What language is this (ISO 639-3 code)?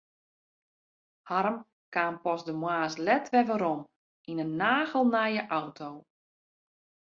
fry